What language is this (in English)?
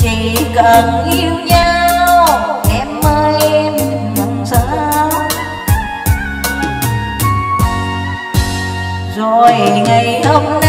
Vietnamese